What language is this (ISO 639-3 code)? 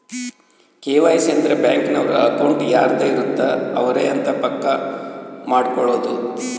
kan